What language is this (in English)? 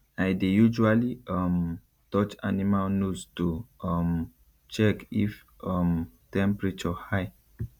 Nigerian Pidgin